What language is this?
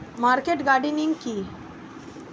Bangla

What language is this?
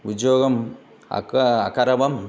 Sanskrit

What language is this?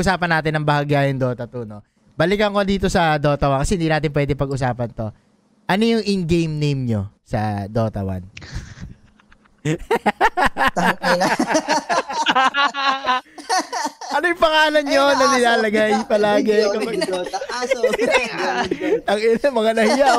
Filipino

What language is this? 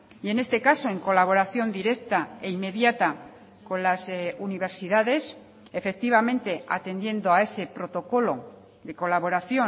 Spanish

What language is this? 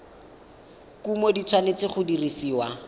Tswana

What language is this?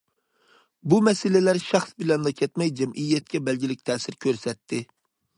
Uyghur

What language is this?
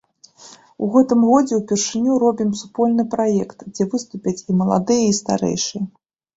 Belarusian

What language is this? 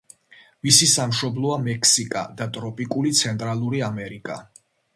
Georgian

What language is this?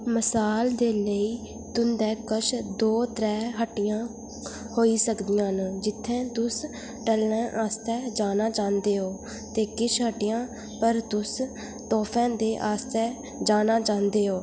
Dogri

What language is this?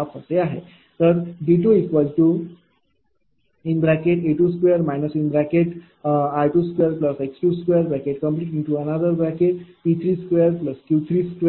Marathi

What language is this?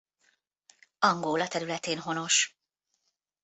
Hungarian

